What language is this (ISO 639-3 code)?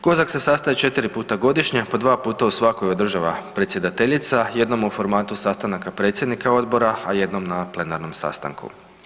hrv